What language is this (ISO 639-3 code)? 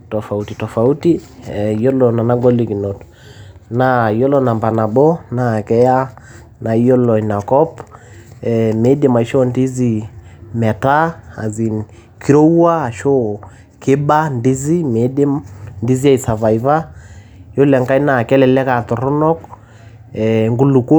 mas